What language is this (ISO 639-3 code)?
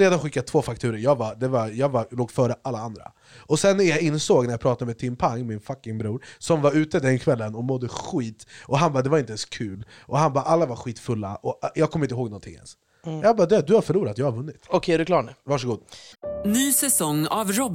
swe